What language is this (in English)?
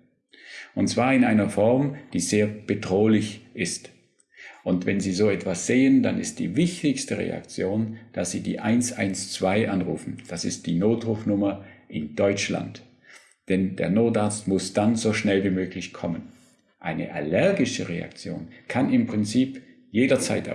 German